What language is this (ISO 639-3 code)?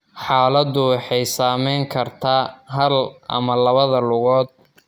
som